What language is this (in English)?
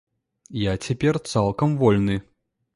Belarusian